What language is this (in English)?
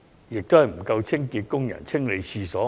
Cantonese